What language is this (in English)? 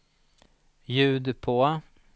Swedish